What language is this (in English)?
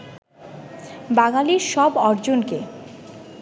Bangla